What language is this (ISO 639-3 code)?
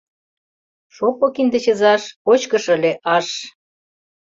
chm